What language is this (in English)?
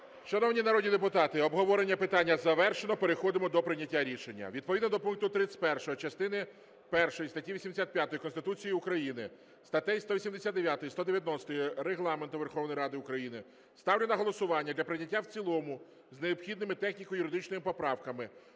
Ukrainian